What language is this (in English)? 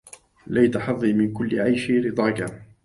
Arabic